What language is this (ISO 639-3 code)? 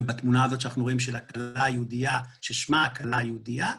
heb